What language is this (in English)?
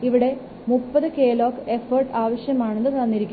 Malayalam